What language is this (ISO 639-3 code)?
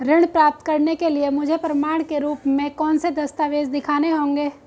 hin